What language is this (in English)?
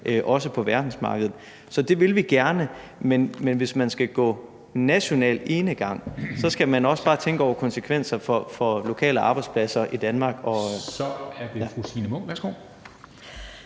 Danish